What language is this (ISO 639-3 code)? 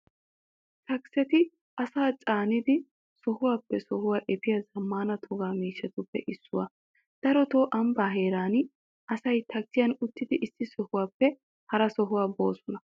wal